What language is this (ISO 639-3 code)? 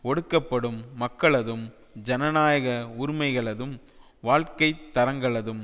tam